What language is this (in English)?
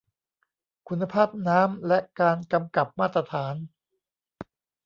Thai